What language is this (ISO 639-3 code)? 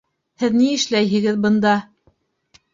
bak